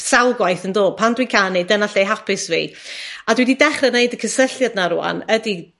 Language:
Welsh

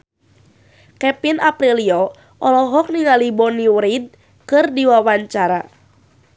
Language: Sundanese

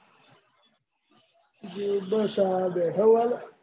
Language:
Gujarati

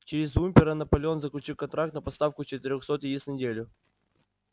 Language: Russian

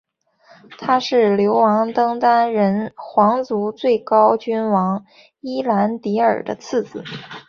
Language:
Chinese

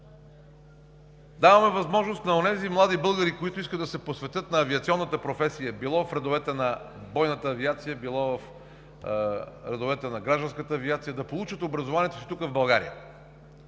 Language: Bulgarian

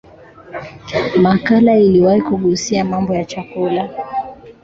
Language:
Swahili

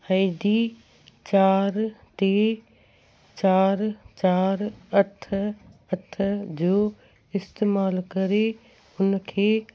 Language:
Sindhi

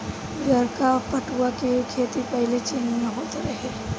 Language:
Bhojpuri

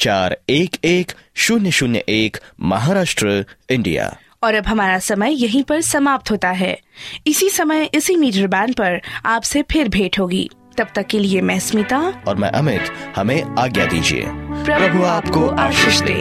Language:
Hindi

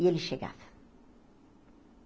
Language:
Portuguese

